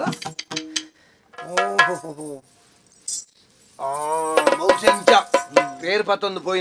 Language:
Arabic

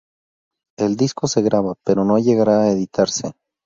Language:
Spanish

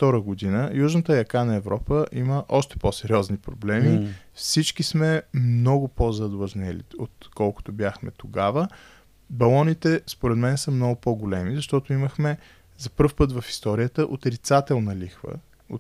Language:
Bulgarian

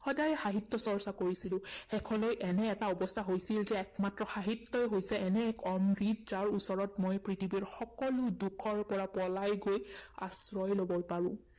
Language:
Assamese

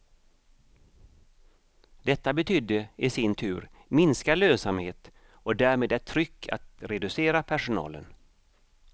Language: Swedish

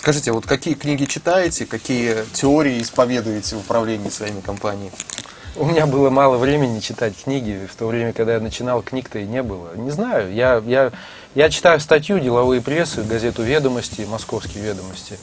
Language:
Russian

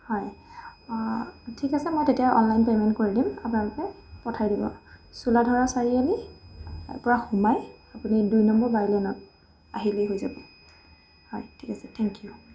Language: Assamese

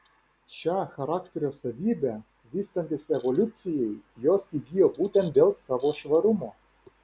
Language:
Lithuanian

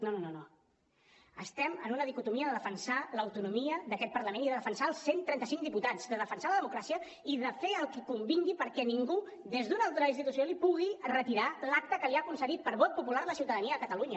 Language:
Catalan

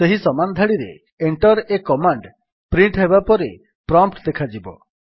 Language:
Odia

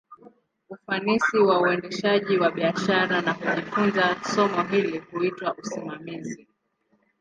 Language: Swahili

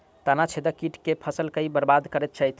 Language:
Maithili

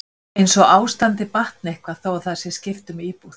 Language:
Icelandic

